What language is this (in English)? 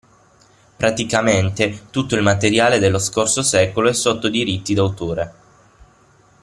Italian